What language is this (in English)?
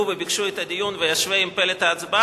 Hebrew